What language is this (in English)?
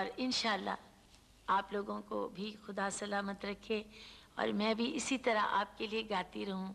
Urdu